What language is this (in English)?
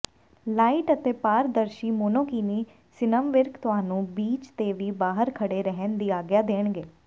Punjabi